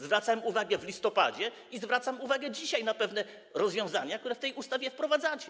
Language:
Polish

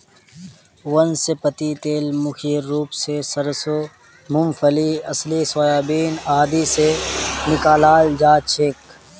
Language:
Magahi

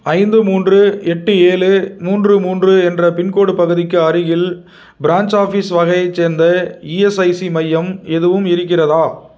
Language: Tamil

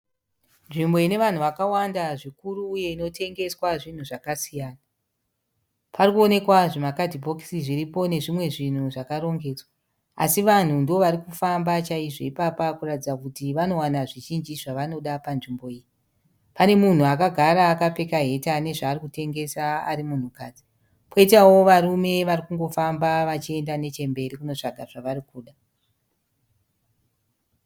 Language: Shona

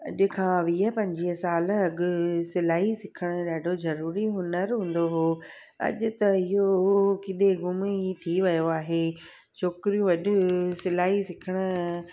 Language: Sindhi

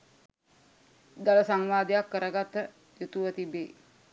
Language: Sinhala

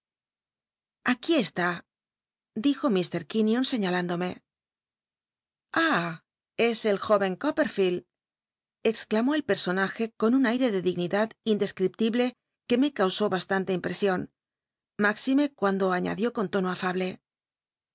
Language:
Spanish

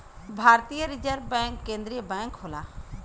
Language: Bhojpuri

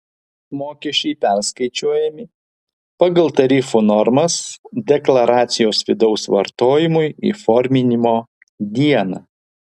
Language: Lithuanian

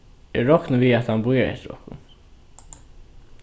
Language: Faroese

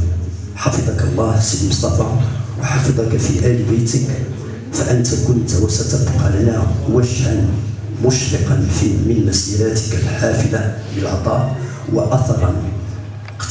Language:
Arabic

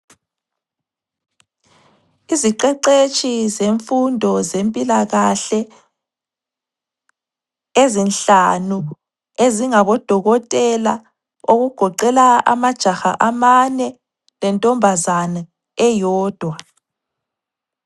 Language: North Ndebele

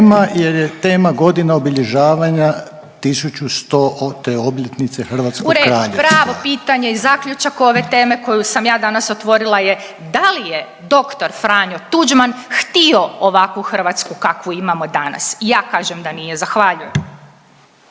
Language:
Croatian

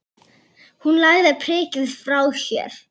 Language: Icelandic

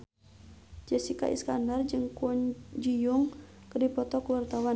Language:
Sundanese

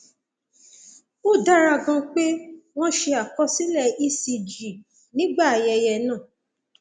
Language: Yoruba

